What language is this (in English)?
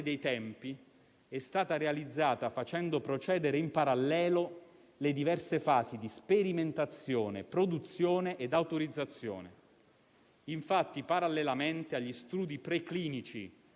Italian